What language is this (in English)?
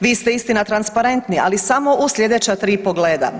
Croatian